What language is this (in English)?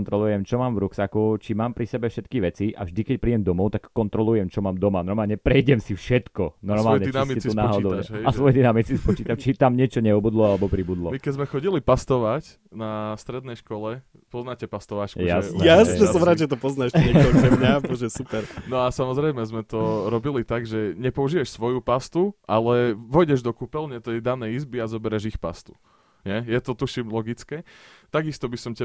Slovak